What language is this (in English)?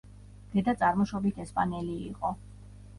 Georgian